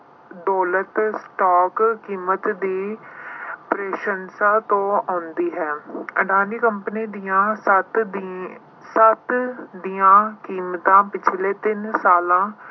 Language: Punjabi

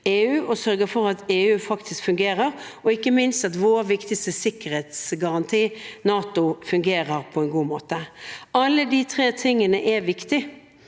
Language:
Norwegian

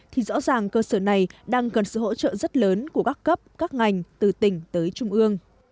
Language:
Vietnamese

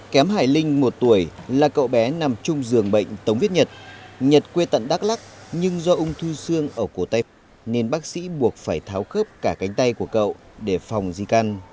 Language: Vietnamese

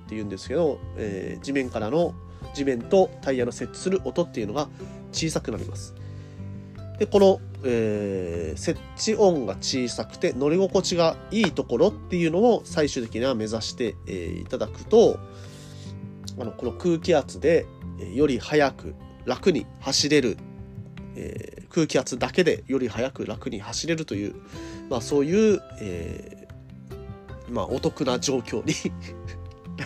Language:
Japanese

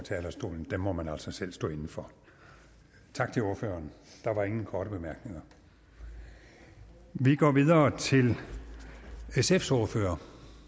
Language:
Danish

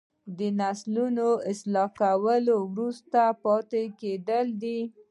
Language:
Pashto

